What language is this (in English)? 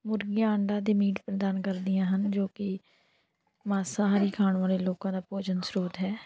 Punjabi